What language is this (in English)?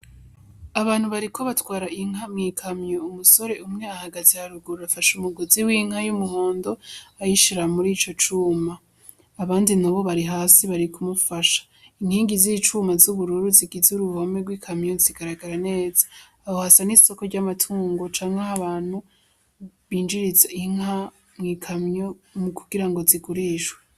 Rundi